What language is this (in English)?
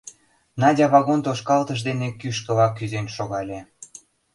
Mari